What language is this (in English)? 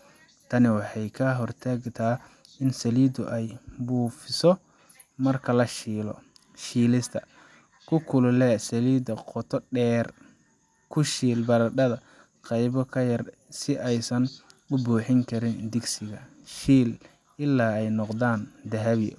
Somali